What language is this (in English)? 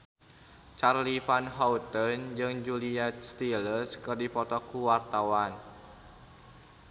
Sundanese